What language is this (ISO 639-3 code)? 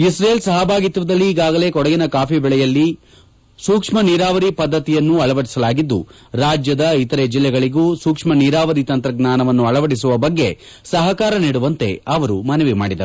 kan